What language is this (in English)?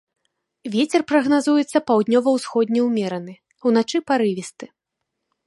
Belarusian